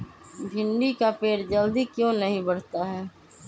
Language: Magahi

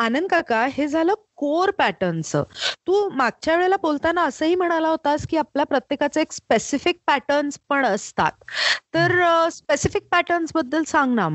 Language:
Marathi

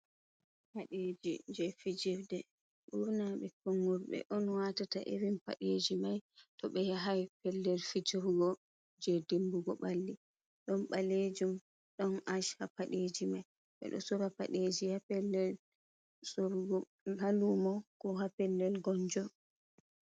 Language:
Fula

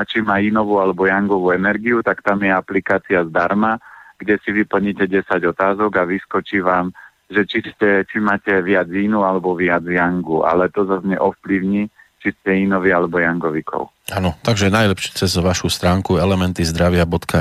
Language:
Slovak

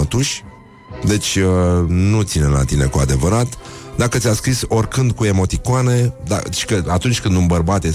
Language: Romanian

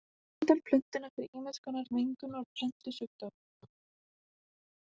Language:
Icelandic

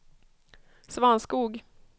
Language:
Swedish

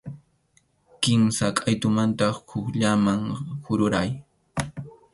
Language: Arequipa-La Unión Quechua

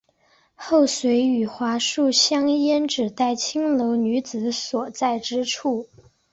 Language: Chinese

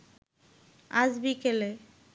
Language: Bangla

